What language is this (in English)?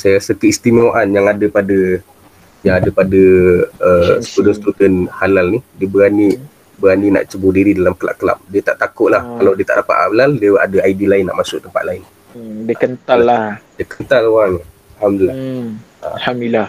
Malay